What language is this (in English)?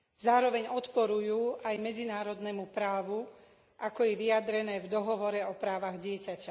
Slovak